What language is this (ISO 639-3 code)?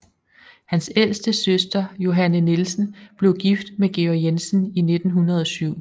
dan